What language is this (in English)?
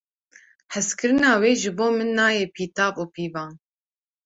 Kurdish